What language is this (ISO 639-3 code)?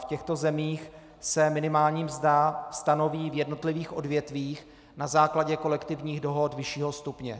ces